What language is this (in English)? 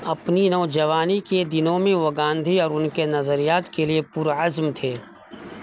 Urdu